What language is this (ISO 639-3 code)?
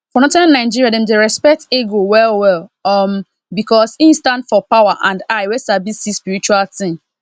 pcm